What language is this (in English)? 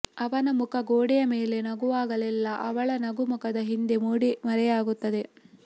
Kannada